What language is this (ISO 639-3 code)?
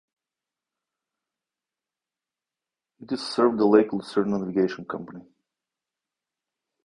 eng